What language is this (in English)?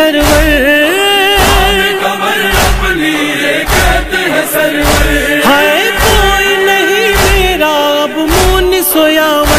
Hindi